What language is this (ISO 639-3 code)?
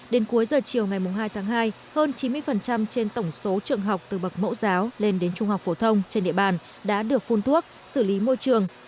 vie